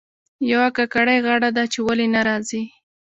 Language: Pashto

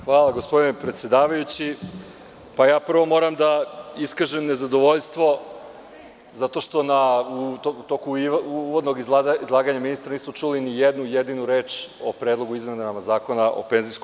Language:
Serbian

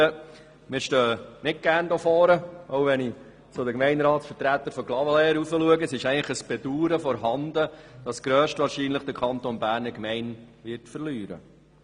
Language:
Swiss German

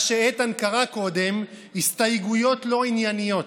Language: Hebrew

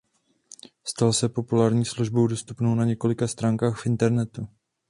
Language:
Czech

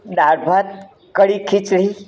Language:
Gujarati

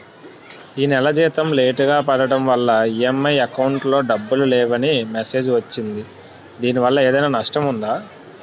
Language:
Telugu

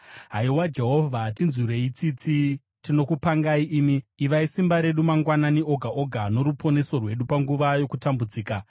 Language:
Shona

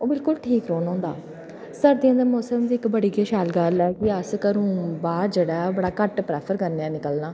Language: Dogri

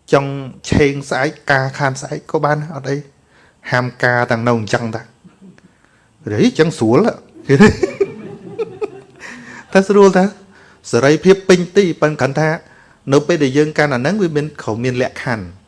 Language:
Vietnamese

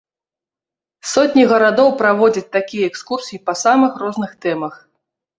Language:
Belarusian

